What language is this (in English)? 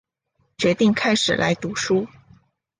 Chinese